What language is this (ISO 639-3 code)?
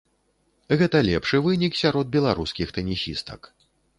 bel